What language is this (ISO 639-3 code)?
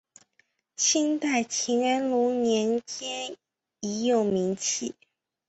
zho